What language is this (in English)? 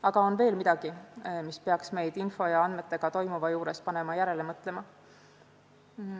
Estonian